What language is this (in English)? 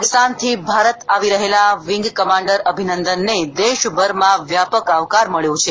Gujarati